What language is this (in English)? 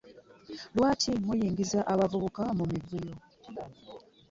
Ganda